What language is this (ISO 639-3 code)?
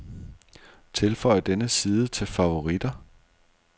dan